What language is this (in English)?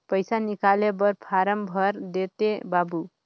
Chhattisgarhi